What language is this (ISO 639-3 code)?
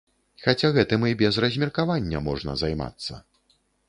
bel